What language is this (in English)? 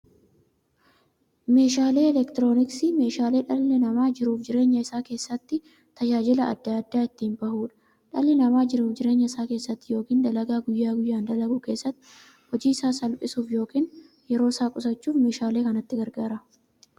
Oromo